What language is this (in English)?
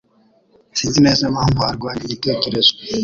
Kinyarwanda